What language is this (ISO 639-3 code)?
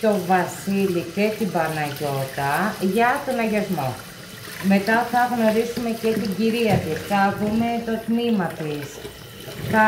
ell